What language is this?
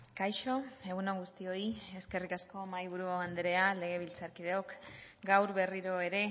Basque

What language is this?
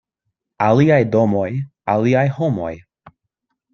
Esperanto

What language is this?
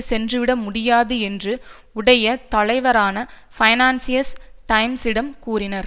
Tamil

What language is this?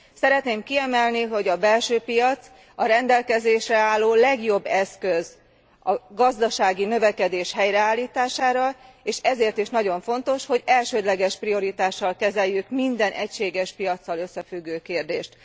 Hungarian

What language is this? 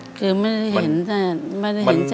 Thai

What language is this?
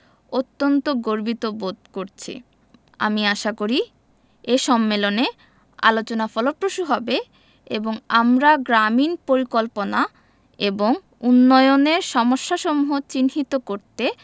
Bangla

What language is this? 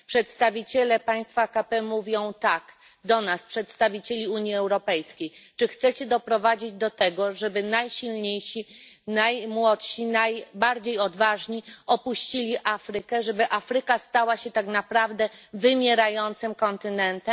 Polish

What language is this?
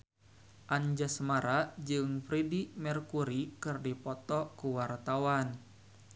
Sundanese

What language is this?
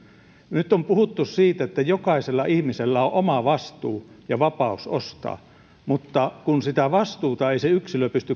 Finnish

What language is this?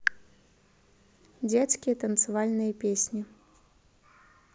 Russian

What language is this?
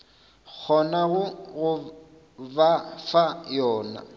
Northern Sotho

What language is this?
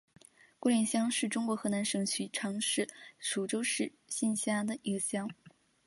Chinese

